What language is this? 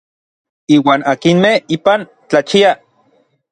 Orizaba Nahuatl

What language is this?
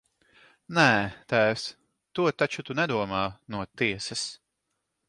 Latvian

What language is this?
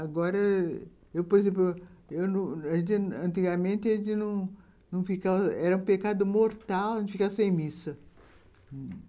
Portuguese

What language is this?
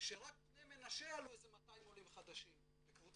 Hebrew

